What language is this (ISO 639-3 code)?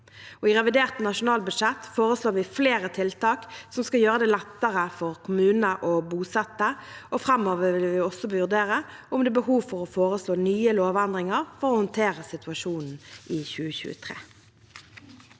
nor